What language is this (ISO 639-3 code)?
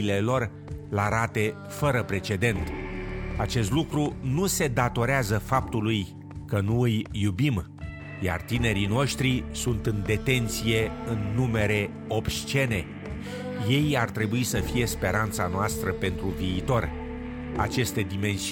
ron